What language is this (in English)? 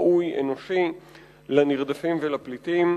Hebrew